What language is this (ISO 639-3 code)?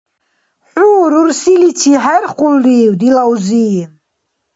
dar